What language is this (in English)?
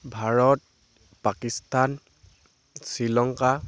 Assamese